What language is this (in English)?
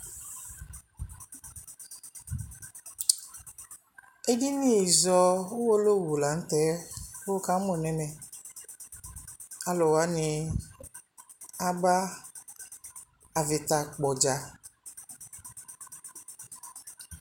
Ikposo